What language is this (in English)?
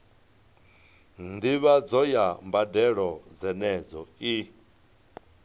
Venda